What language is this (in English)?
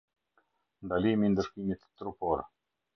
Albanian